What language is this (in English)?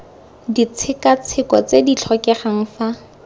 Tswana